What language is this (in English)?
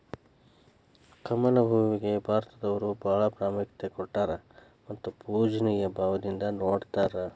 Kannada